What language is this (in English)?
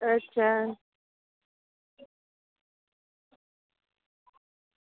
Gujarati